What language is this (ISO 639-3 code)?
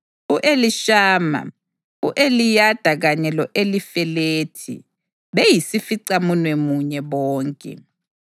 nde